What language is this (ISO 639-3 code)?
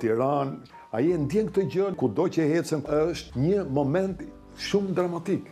ron